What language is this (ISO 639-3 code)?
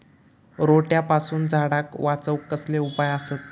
mar